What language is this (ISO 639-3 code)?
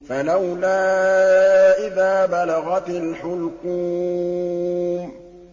ara